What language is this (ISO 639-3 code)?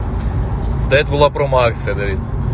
rus